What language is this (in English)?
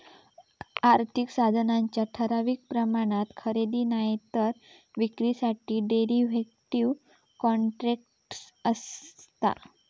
Marathi